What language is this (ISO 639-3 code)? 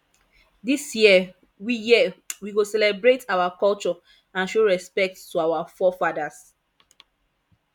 pcm